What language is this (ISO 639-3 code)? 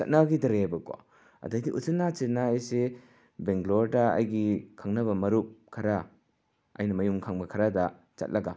mni